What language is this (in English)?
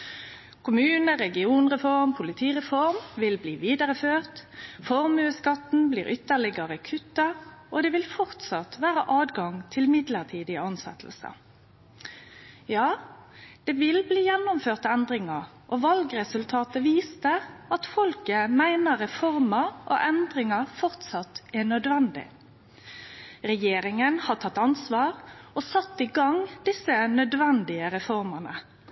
Norwegian Nynorsk